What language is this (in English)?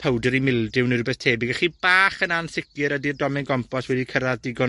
Welsh